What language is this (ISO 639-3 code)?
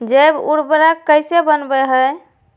mag